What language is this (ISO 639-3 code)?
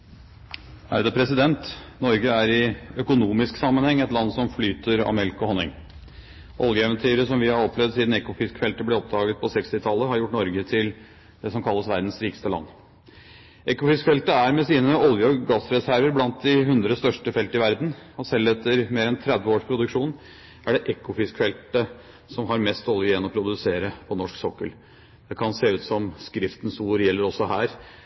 nob